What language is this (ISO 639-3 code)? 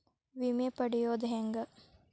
kan